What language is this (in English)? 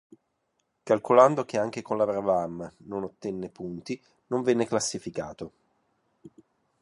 Italian